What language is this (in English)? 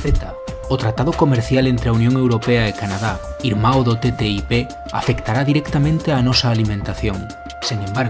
Spanish